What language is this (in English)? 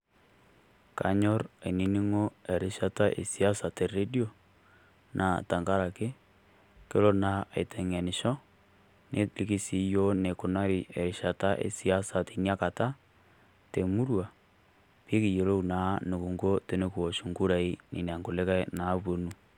Masai